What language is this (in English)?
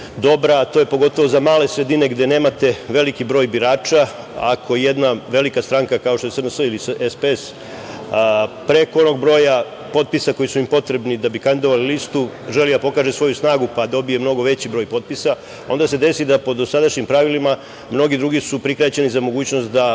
Serbian